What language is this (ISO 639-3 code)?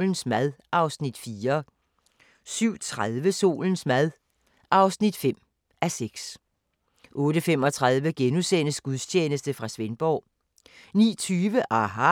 dan